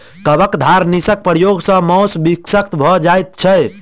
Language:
Maithili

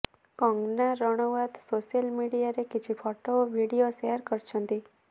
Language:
Odia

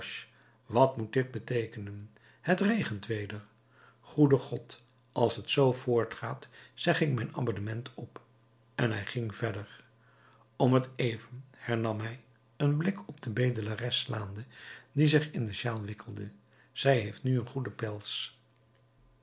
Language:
Dutch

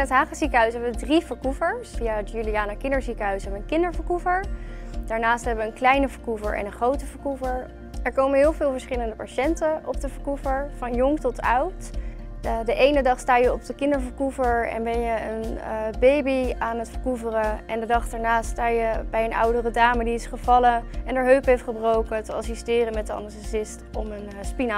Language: Dutch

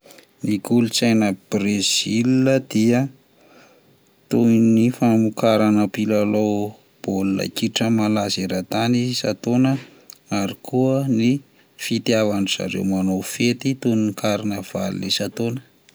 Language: Malagasy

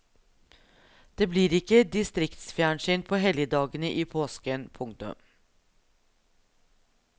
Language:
Norwegian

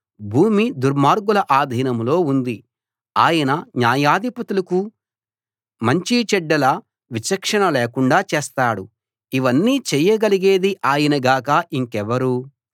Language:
Telugu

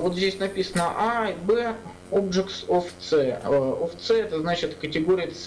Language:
Russian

